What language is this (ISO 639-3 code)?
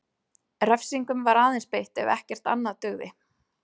isl